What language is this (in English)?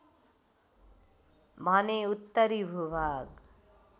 Nepali